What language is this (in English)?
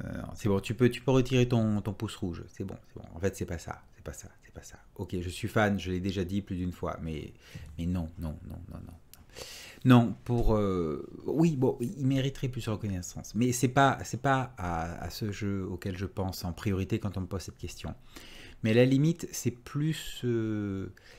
French